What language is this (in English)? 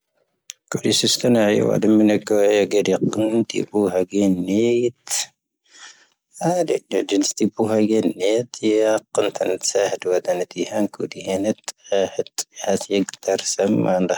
Tahaggart Tamahaq